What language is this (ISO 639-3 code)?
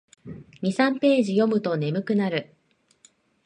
jpn